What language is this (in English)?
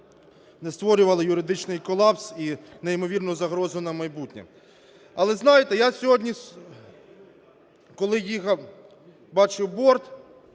Ukrainian